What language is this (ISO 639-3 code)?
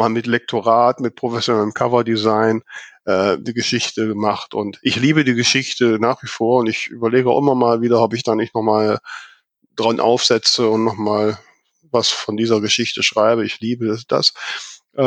deu